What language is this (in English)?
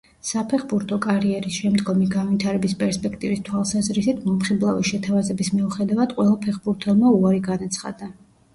Georgian